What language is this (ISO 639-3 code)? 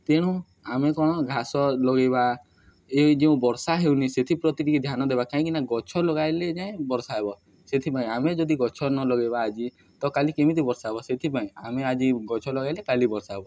ori